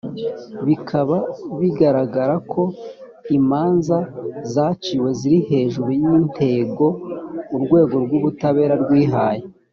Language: Kinyarwanda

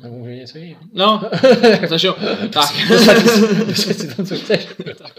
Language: Czech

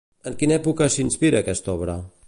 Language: Catalan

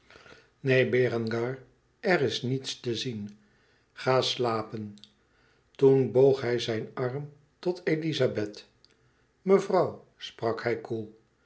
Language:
Dutch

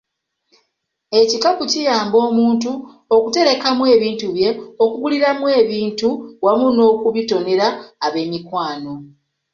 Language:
Ganda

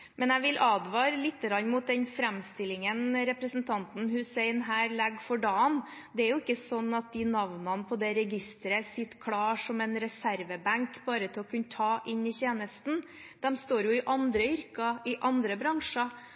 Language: Norwegian Bokmål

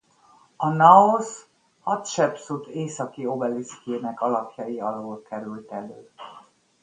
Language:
Hungarian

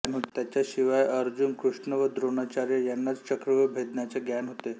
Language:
Marathi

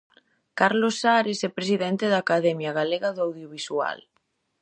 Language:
Galician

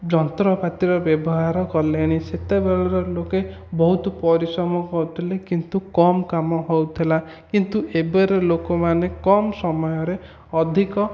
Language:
Odia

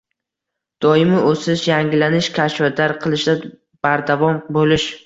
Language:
Uzbek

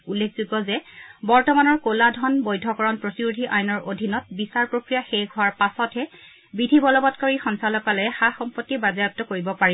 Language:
Assamese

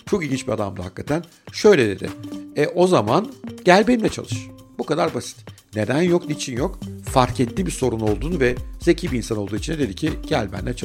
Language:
Turkish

